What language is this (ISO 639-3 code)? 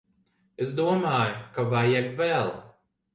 lav